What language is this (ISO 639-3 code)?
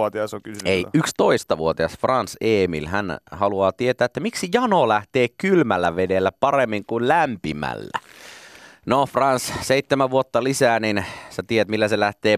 fin